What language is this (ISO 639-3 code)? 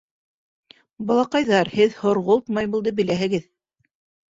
bak